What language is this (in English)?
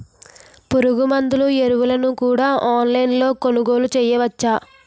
Telugu